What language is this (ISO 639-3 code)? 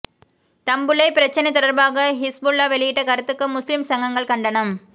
tam